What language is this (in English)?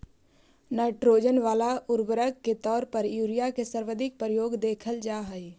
Magahi